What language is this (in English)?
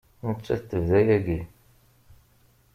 Kabyle